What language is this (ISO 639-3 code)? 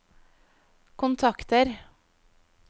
nor